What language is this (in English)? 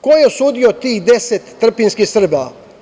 Serbian